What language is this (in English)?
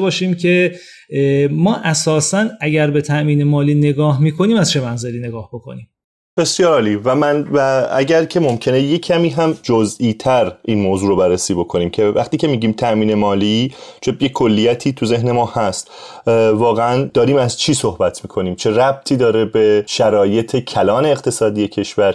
Persian